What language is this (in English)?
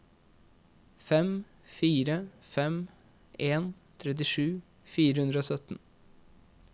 Norwegian